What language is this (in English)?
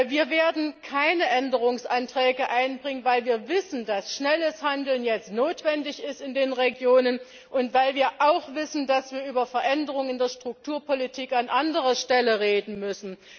German